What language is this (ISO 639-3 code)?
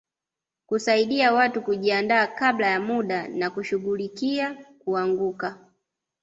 swa